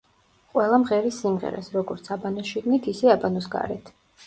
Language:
Georgian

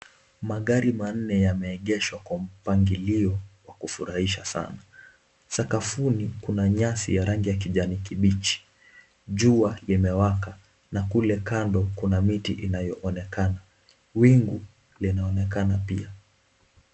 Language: Swahili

